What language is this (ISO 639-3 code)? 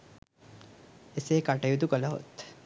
sin